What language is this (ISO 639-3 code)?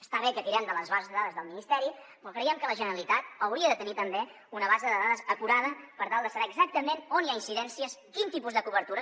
cat